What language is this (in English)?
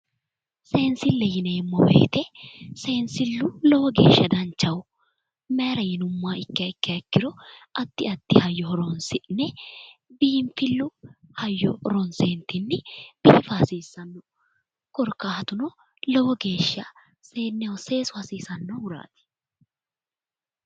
Sidamo